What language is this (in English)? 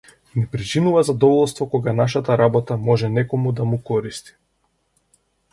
Macedonian